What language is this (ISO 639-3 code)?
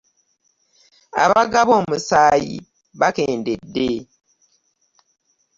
lug